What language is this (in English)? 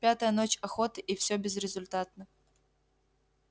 Russian